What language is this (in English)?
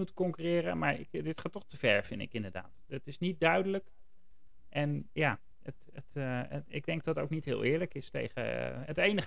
Dutch